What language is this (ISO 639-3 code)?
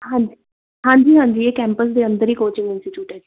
pan